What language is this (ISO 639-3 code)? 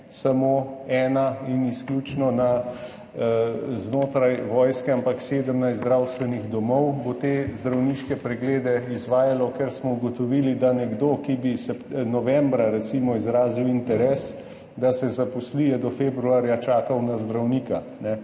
slv